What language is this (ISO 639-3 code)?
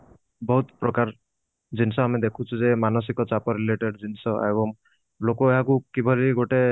ori